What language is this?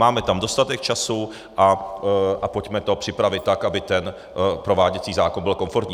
Czech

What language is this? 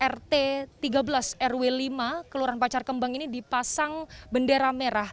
Indonesian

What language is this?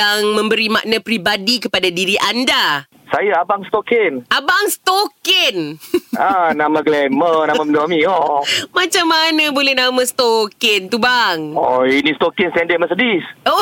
Malay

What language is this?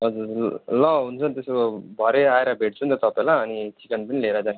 Nepali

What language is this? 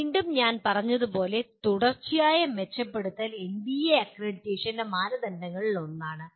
Malayalam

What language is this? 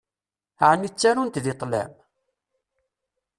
Kabyle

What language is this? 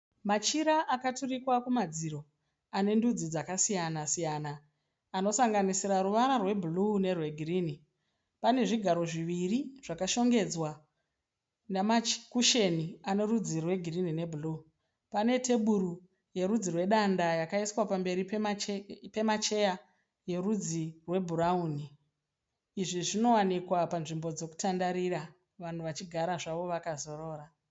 Shona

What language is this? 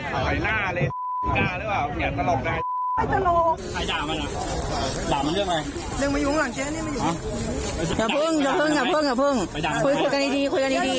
Thai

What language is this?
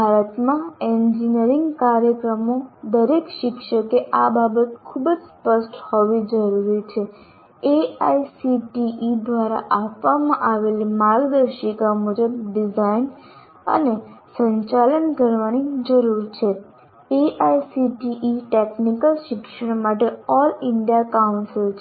Gujarati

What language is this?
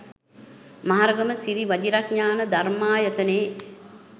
Sinhala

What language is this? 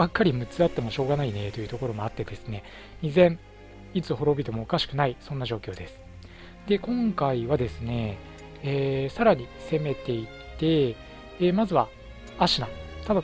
Japanese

